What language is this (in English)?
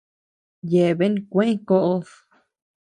Tepeuxila Cuicatec